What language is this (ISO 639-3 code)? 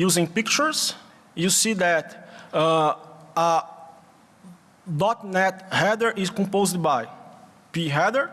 eng